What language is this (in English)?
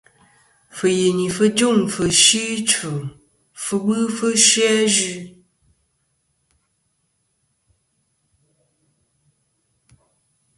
Kom